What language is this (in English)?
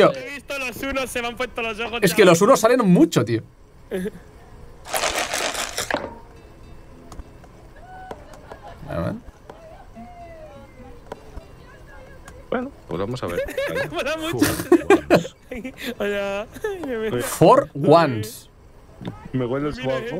Spanish